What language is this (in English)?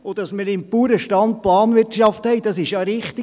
Swiss German